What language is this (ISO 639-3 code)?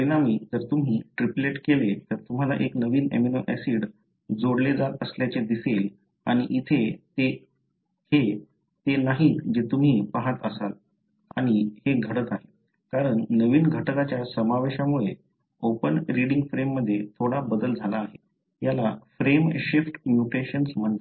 mar